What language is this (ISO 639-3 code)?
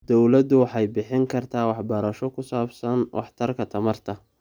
som